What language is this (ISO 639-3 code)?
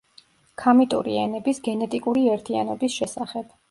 kat